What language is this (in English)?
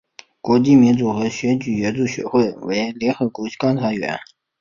Chinese